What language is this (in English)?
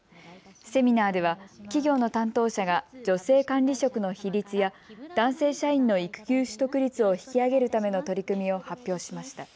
Japanese